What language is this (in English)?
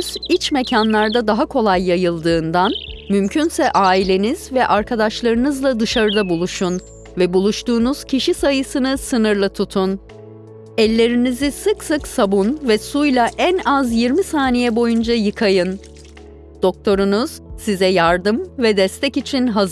Turkish